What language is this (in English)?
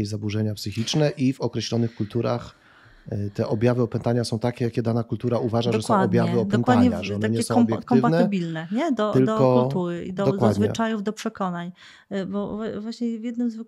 Polish